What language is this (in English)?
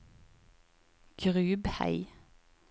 Norwegian